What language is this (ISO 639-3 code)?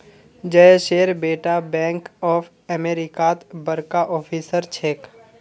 mag